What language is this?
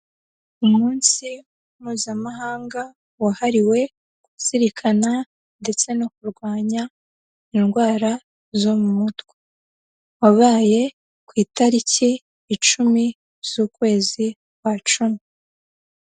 Kinyarwanda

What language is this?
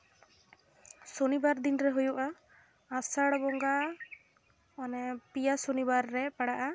Santali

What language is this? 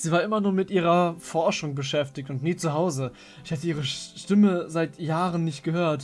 German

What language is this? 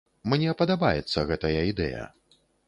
Belarusian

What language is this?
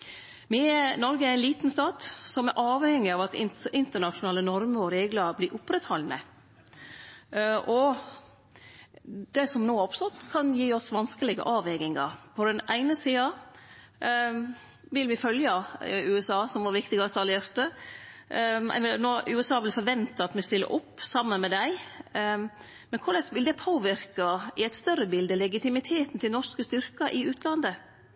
Norwegian Nynorsk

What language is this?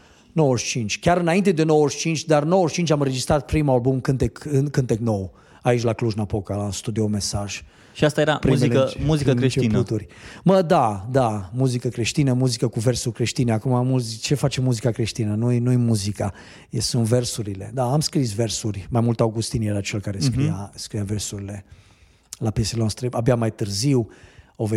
Romanian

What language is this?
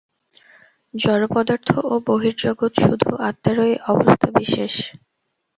Bangla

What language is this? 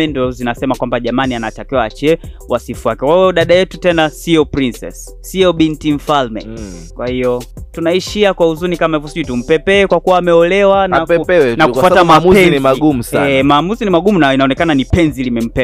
Swahili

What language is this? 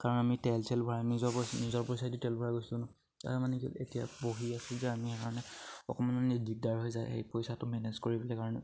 Assamese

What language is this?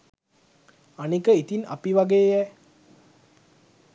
Sinhala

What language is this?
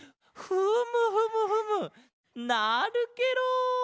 Japanese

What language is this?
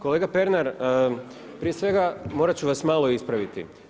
Croatian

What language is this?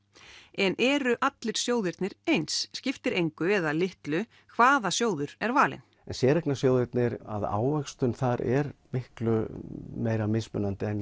Icelandic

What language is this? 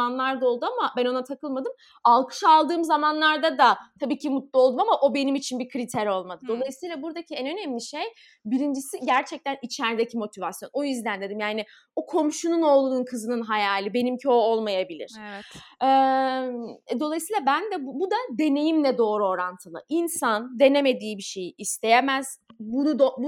Turkish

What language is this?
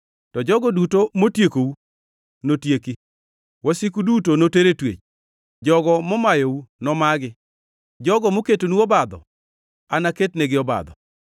Luo (Kenya and Tanzania)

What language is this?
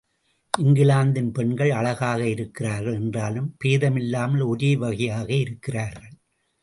Tamil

